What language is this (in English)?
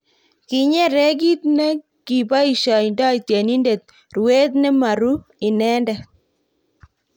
Kalenjin